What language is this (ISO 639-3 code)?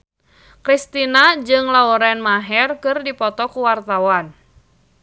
sun